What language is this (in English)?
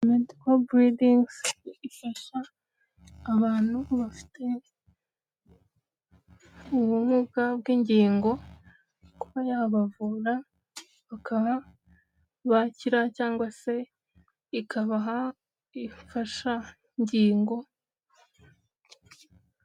Kinyarwanda